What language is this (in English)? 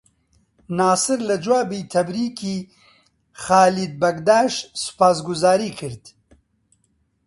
Central Kurdish